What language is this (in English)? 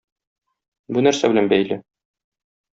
Tatar